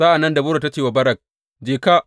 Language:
Hausa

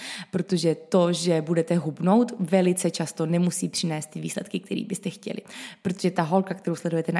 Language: Czech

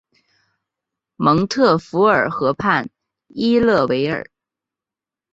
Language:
Chinese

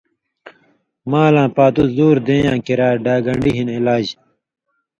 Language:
Indus Kohistani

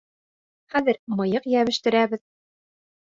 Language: Bashkir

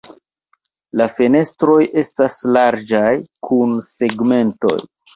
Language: Esperanto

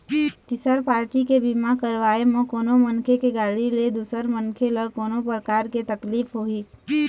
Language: Chhattisgarhi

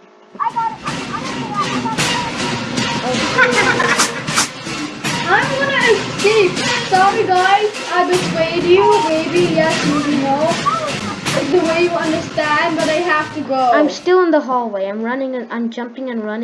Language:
English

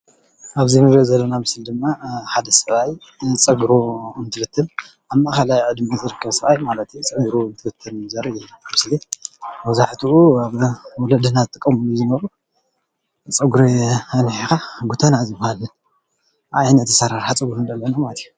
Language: Tigrinya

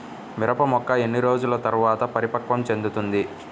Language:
Telugu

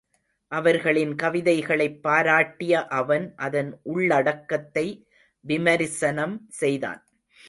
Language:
Tamil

